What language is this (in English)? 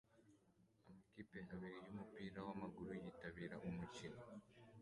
Kinyarwanda